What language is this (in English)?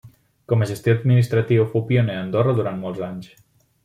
Catalan